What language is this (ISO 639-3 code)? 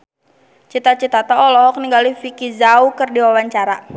sun